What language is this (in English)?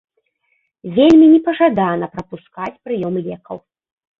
Belarusian